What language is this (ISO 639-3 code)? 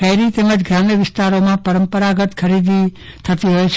guj